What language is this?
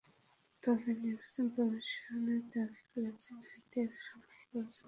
Bangla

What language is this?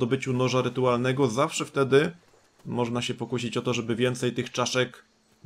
Polish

